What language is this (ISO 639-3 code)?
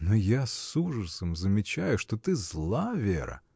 rus